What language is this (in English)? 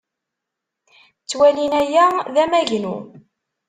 Kabyle